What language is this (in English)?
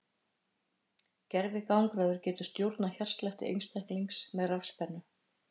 Icelandic